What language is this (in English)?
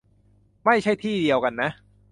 Thai